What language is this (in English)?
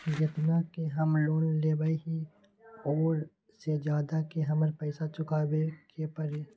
Magahi